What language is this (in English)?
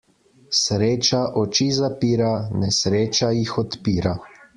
Slovenian